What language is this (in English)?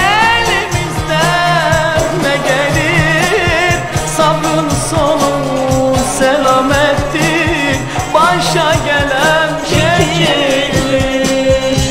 Turkish